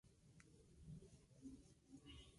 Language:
Spanish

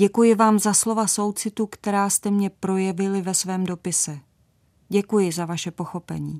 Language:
Czech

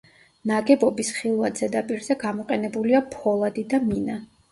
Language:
Georgian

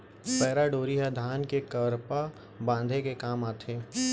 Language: Chhattisgarhi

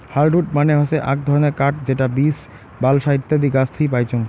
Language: Bangla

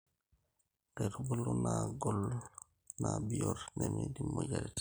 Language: Masai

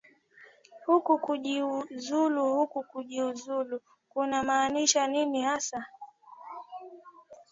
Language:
Swahili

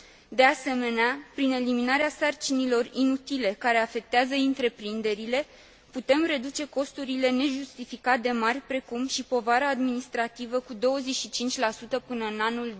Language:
Romanian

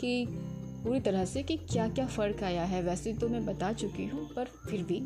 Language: Hindi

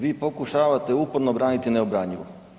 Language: Croatian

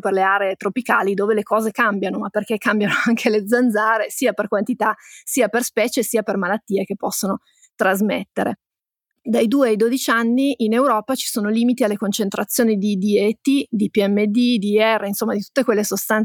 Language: Italian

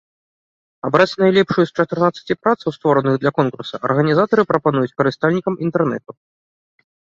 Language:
Belarusian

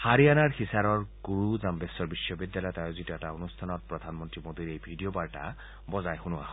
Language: Assamese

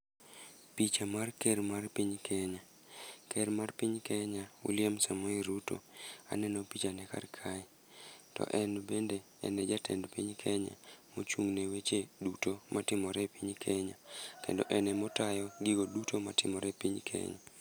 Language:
Luo (Kenya and Tanzania)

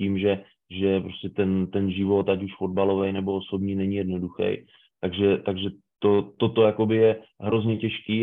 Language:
Czech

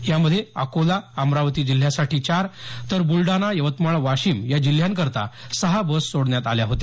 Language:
Marathi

